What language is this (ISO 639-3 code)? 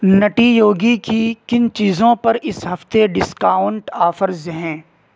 urd